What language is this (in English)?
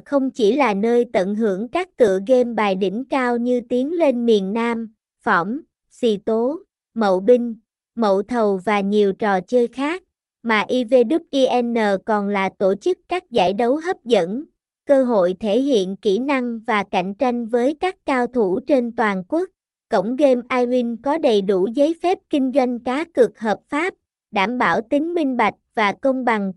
Vietnamese